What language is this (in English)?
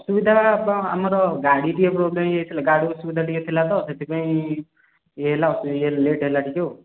Odia